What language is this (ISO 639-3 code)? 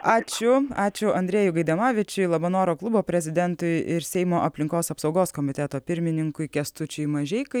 lit